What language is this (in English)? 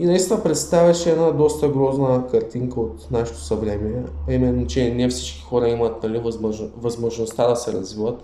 Bulgarian